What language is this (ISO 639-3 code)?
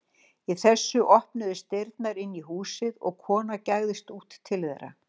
isl